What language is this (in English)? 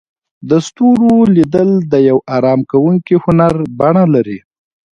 Pashto